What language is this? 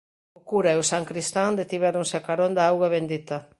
Galician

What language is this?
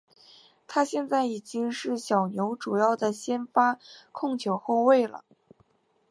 Chinese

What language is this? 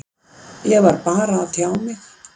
Icelandic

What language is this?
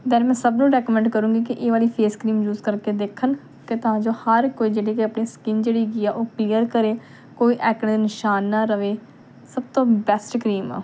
Punjabi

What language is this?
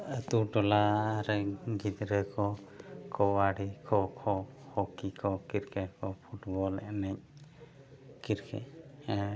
Santali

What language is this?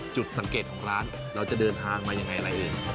Thai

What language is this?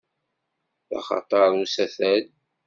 Kabyle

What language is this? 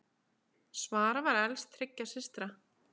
Icelandic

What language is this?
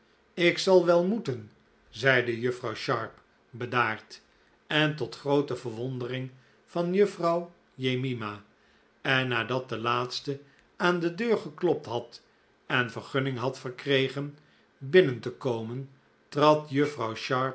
Dutch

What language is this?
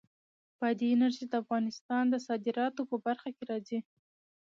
Pashto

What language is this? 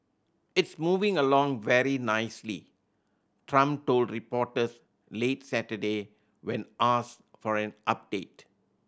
English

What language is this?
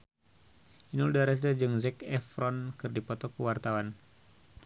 Sundanese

